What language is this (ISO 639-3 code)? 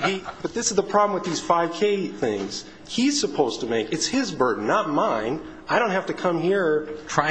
eng